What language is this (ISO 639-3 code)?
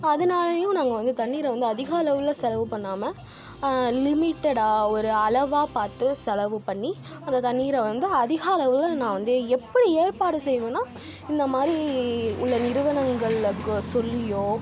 tam